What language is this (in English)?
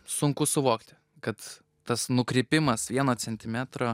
Lithuanian